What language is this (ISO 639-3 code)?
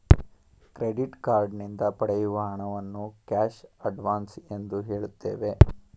kan